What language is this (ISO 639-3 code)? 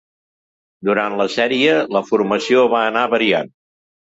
cat